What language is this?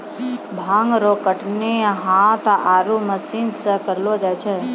Maithili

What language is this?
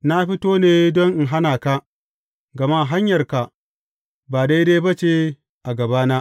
Hausa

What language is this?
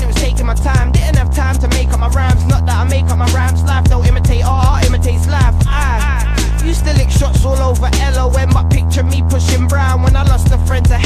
English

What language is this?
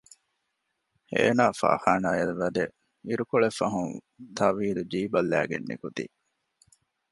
Divehi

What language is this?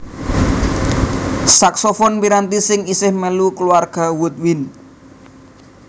Javanese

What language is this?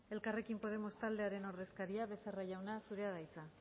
Basque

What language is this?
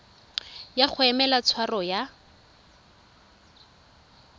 Tswana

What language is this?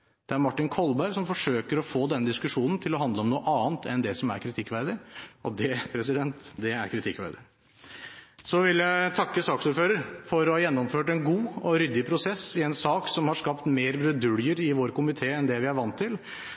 Norwegian Bokmål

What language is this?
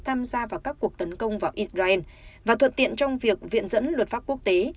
Vietnamese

